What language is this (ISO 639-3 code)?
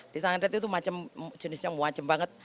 ind